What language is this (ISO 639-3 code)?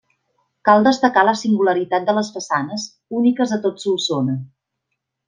cat